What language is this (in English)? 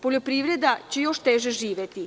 Serbian